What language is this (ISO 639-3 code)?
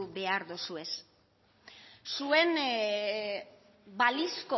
eus